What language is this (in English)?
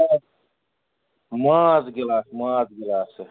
Kashmiri